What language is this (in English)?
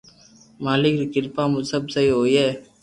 Loarki